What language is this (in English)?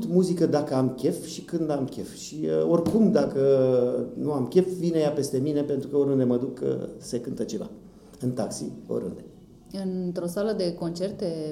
Romanian